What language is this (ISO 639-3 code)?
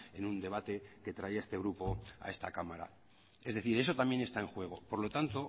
spa